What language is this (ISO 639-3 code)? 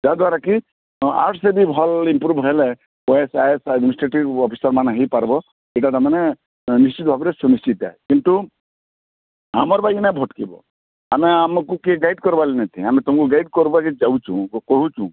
ori